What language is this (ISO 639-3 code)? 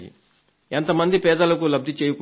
tel